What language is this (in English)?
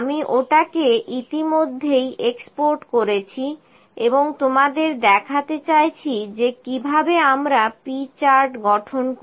Bangla